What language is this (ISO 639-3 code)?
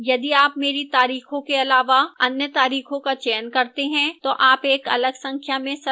hin